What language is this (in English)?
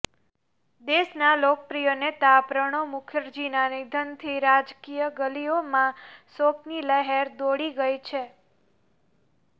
Gujarati